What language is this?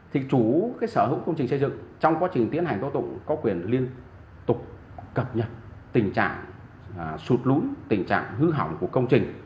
Vietnamese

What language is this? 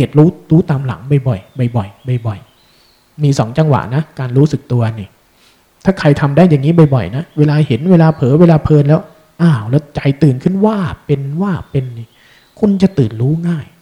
Thai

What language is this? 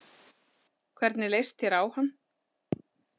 Icelandic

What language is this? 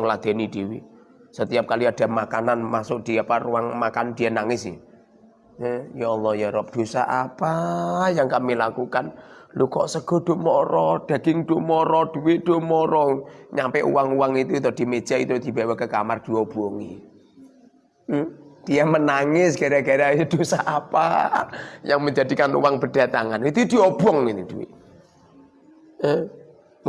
Indonesian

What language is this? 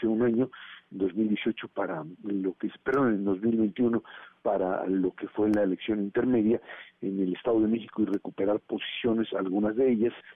Spanish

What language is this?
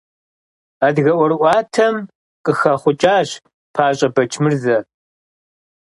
Kabardian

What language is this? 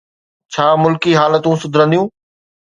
Sindhi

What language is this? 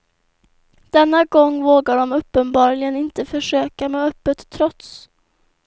Swedish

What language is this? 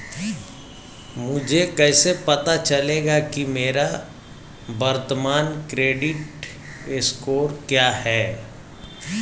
Hindi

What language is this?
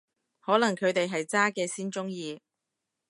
Cantonese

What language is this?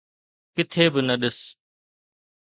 Sindhi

